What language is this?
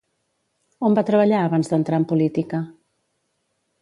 Catalan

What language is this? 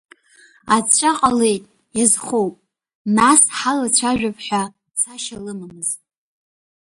Abkhazian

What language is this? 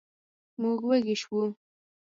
Pashto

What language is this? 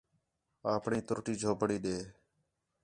Khetrani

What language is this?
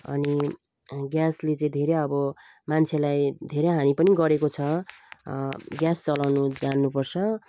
Nepali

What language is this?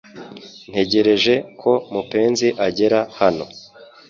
Kinyarwanda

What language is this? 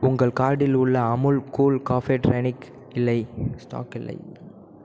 Tamil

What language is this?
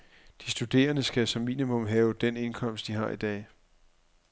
Danish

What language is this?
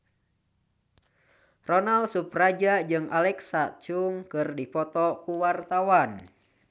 Sundanese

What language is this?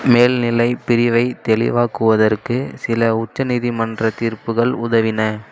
Tamil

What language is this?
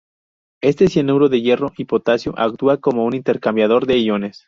Spanish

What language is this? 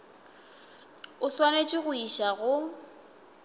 Northern Sotho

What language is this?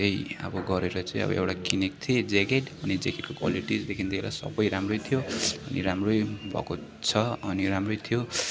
Nepali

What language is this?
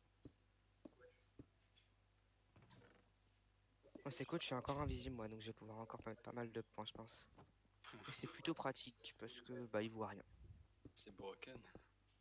French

